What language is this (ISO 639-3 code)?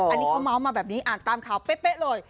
tha